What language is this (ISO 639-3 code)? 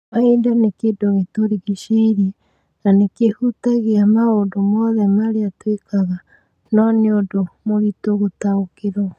kik